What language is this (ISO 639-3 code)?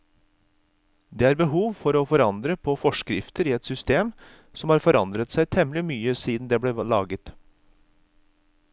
nor